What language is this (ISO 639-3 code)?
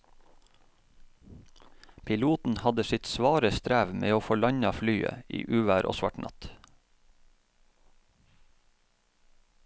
nor